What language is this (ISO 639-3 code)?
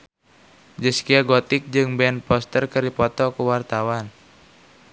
sun